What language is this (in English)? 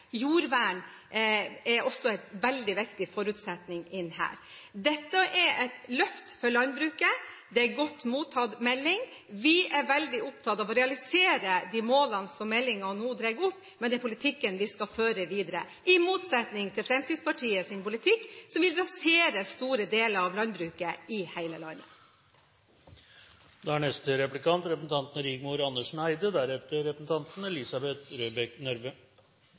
Norwegian Bokmål